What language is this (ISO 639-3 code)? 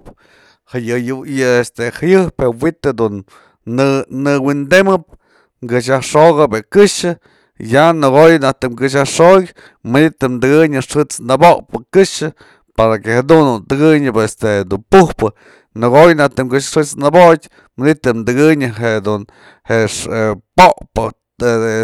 mzl